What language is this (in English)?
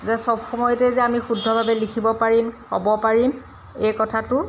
Assamese